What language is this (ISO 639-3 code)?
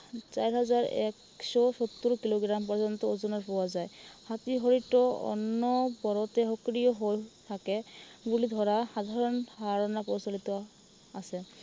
asm